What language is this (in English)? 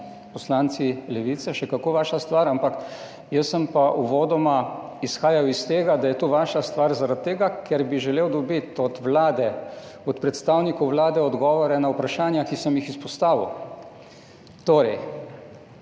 Slovenian